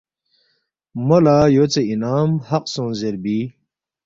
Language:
Balti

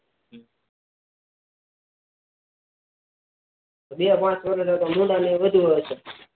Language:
Gujarati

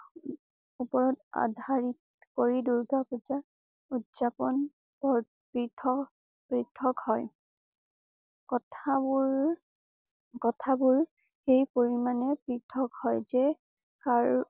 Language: Assamese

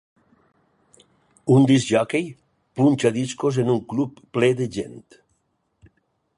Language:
Catalan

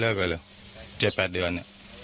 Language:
Thai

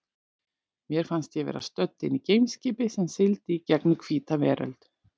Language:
Icelandic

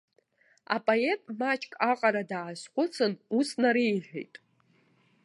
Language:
Abkhazian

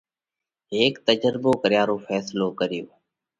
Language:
Parkari Koli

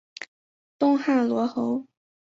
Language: Chinese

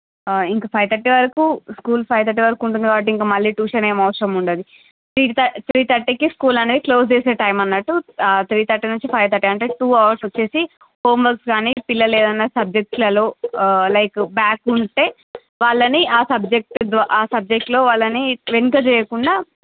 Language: Telugu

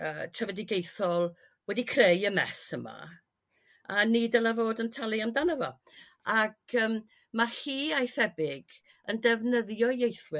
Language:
Welsh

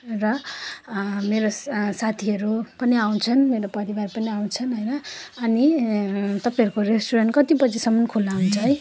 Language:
Nepali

